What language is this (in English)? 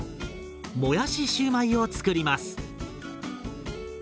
Japanese